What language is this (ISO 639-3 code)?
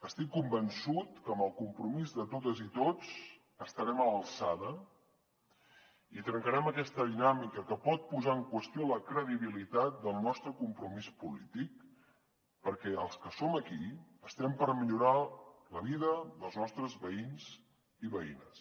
cat